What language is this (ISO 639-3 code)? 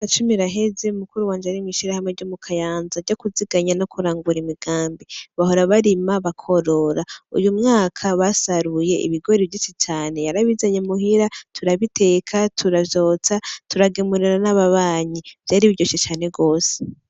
run